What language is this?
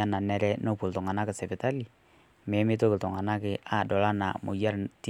Masai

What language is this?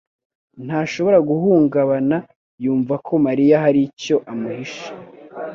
Kinyarwanda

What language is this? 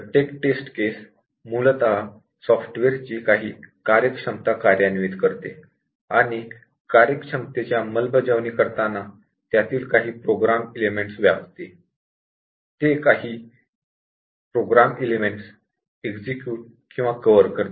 Marathi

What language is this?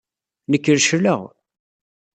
Kabyle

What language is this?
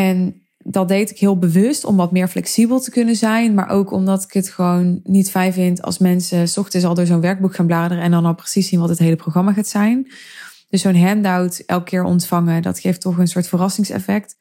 Dutch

